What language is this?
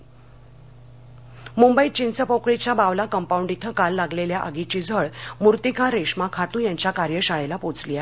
Marathi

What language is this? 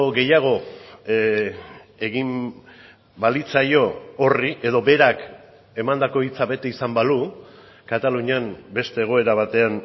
Basque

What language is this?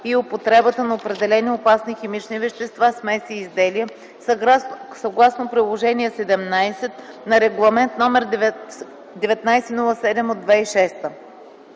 Bulgarian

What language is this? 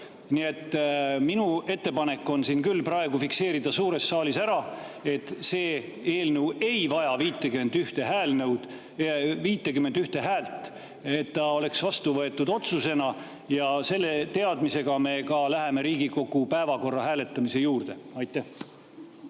Estonian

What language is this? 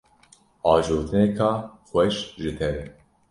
Kurdish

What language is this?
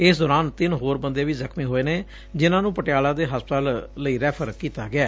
Punjabi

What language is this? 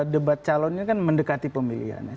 Indonesian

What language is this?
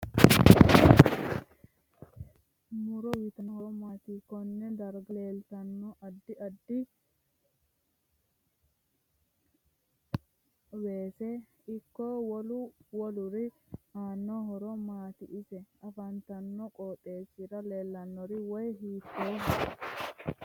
Sidamo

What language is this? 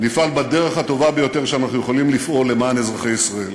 Hebrew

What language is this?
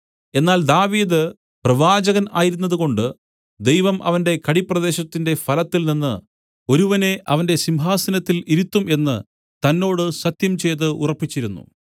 Malayalam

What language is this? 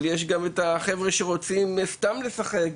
Hebrew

